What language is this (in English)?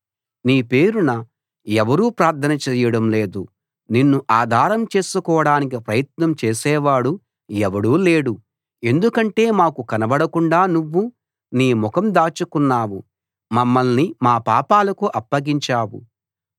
Telugu